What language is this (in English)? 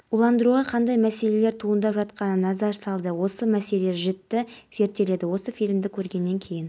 Kazakh